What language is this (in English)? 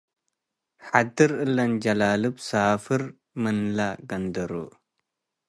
Tigre